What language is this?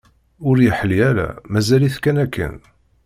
Kabyle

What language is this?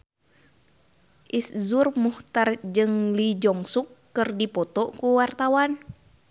Sundanese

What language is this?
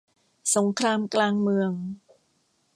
Thai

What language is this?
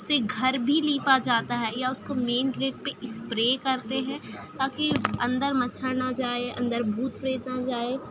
Urdu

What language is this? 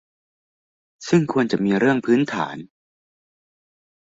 Thai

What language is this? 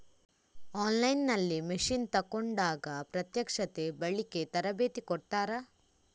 Kannada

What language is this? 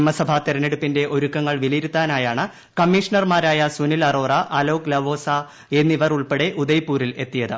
Malayalam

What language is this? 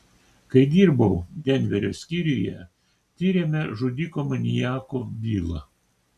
Lithuanian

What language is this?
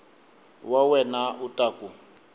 Tsonga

